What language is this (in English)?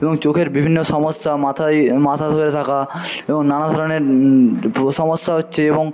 Bangla